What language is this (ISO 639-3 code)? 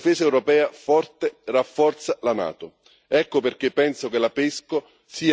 ita